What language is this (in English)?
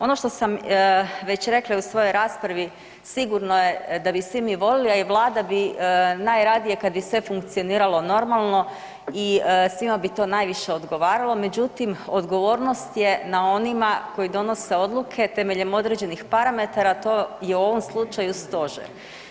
Croatian